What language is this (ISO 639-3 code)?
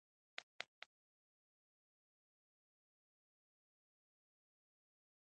pus